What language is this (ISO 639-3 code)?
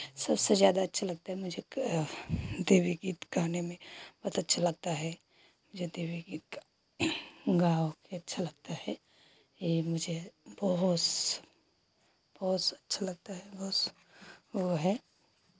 hin